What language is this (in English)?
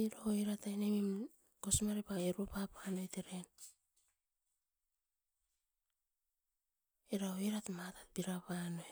Askopan